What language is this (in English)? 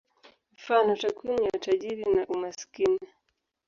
Swahili